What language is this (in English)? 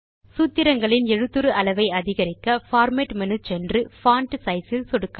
Tamil